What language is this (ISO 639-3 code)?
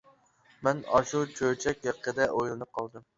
uig